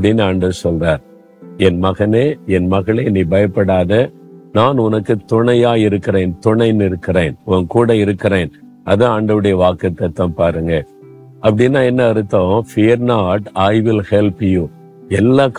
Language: Tamil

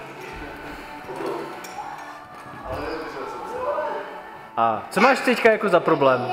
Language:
Czech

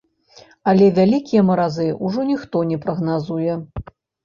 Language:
Belarusian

